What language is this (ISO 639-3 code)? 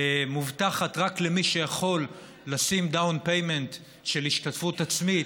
heb